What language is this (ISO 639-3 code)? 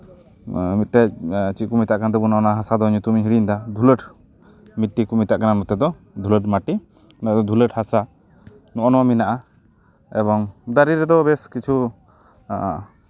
sat